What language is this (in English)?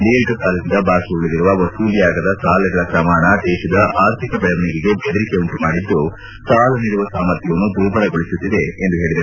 Kannada